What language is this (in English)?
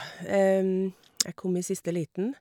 Norwegian